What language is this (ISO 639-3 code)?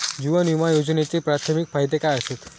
mar